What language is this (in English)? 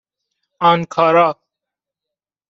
Persian